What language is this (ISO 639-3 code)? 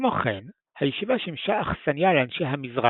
heb